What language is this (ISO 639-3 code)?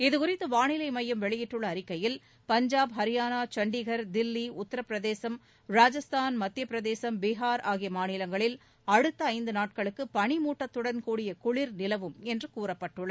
tam